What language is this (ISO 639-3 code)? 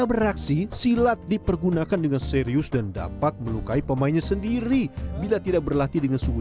ind